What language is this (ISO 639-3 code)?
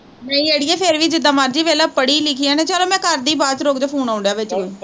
pan